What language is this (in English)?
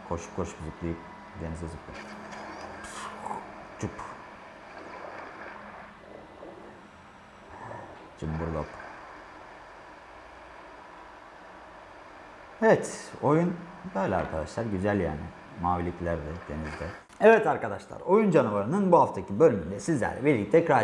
Turkish